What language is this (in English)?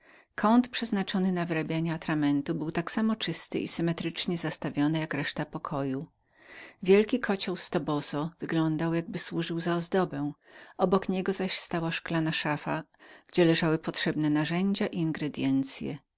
Polish